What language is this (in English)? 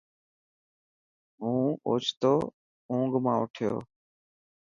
Dhatki